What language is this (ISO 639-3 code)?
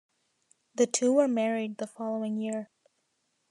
eng